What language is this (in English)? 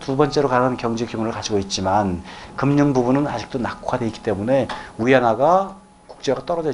Korean